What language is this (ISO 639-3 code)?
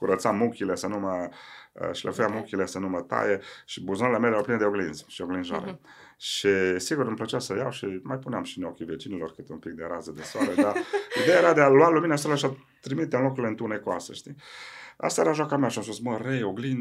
ron